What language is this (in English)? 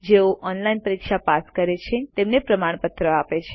Gujarati